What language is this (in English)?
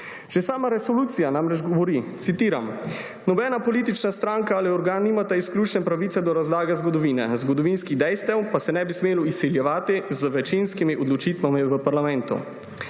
Slovenian